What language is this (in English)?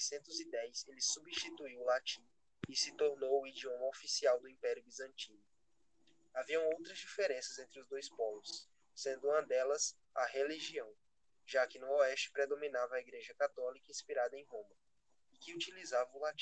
Portuguese